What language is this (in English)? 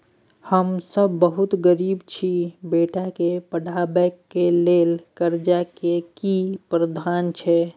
Maithili